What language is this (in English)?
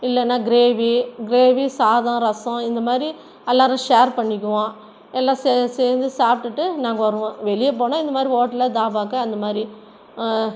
Tamil